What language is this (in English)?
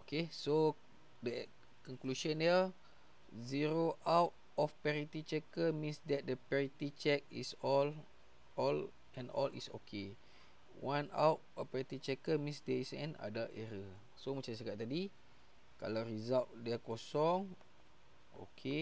Malay